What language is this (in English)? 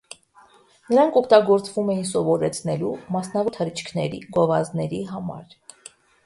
Armenian